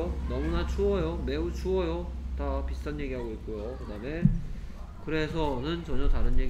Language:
Korean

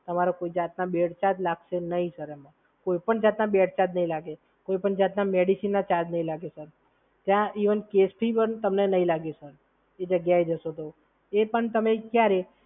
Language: Gujarati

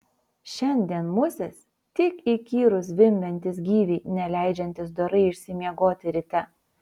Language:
Lithuanian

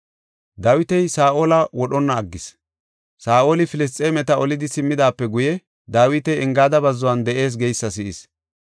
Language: Gofa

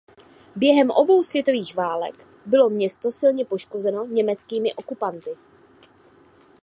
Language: Czech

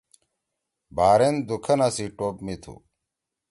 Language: Torwali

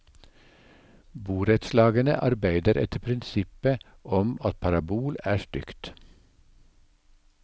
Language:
Norwegian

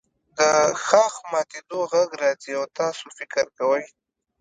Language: Pashto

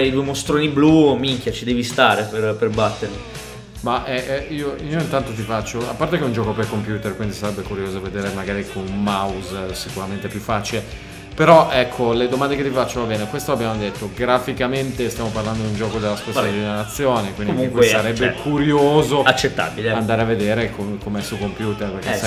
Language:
Italian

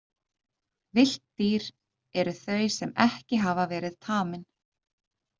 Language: Icelandic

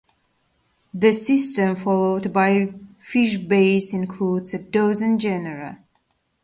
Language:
English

